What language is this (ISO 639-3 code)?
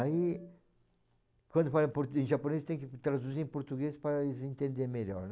por